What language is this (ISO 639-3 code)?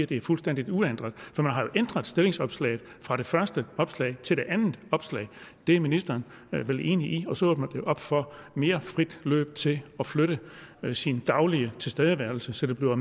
dan